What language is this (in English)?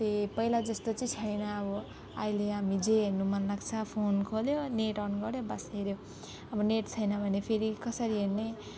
Nepali